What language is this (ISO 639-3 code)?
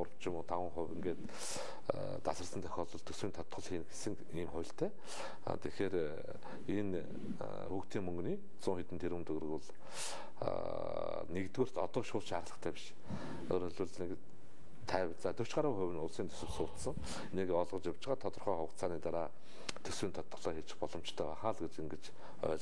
bul